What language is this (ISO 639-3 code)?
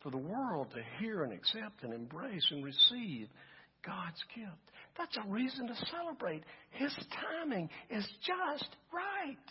eng